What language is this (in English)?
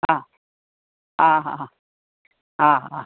Sindhi